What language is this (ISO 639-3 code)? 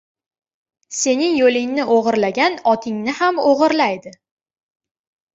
uzb